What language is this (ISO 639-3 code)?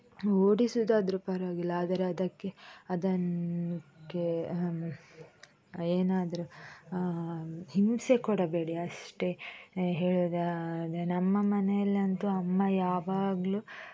kan